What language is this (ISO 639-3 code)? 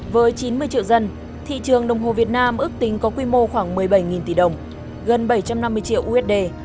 vie